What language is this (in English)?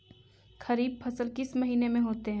Magahi